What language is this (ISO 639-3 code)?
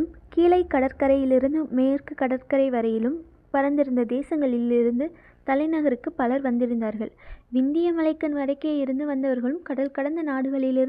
tam